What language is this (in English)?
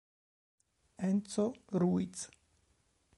Italian